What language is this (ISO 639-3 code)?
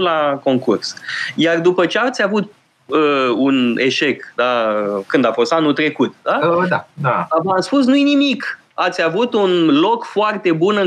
ron